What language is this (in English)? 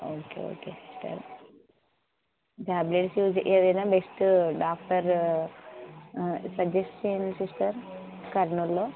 Telugu